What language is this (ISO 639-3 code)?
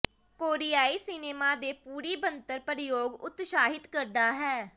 pan